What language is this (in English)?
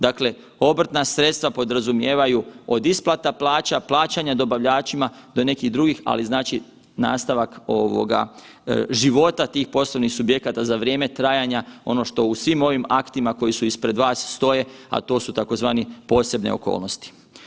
Croatian